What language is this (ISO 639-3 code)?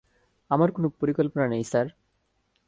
ben